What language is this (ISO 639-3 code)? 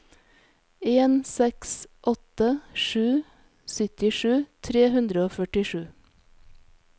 nor